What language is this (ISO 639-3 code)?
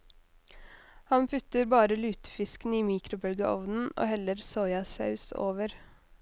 nor